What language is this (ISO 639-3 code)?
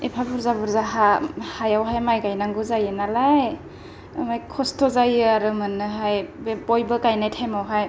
brx